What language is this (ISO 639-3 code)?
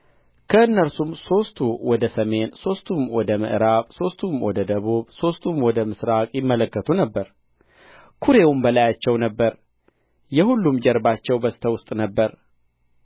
amh